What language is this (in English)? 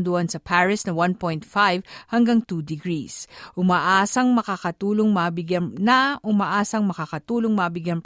Filipino